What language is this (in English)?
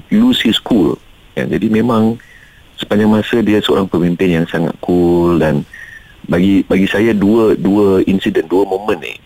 Malay